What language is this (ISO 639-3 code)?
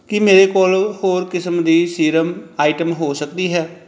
pan